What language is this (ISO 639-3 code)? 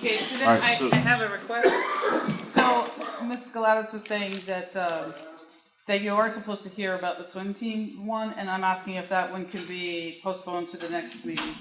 eng